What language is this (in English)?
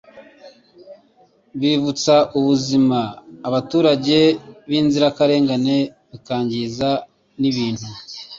Kinyarwanda